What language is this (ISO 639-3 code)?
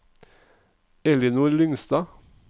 nor